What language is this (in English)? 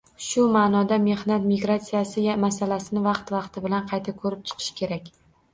Uzbek